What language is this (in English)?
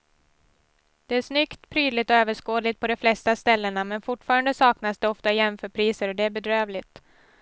Swedish